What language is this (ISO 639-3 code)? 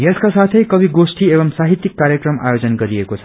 nep